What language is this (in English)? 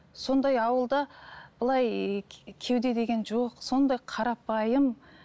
Kazakh